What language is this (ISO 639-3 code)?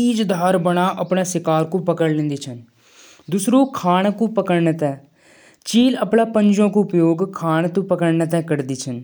jns